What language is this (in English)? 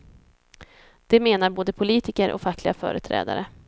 Swedish